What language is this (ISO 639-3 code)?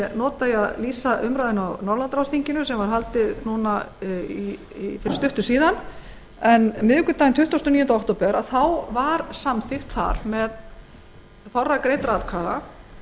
isl